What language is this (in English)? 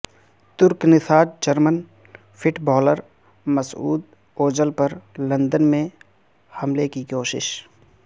Urdu